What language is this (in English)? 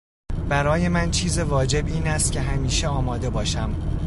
Persian